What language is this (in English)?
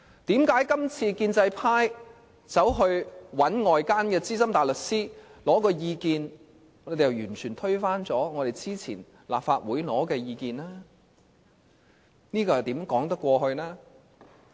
Cantonese